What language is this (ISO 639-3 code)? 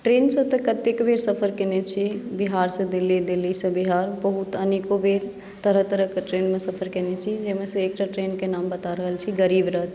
mai